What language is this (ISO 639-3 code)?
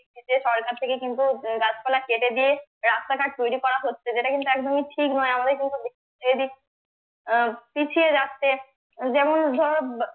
ben